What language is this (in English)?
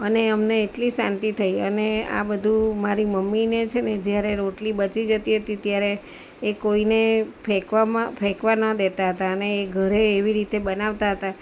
Gujarati